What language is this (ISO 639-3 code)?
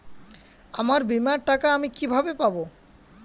ben